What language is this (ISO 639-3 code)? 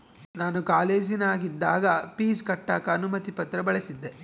kan